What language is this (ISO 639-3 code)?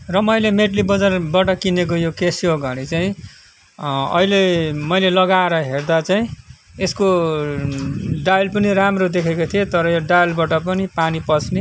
nep